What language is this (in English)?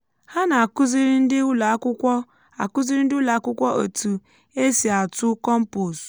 Igbo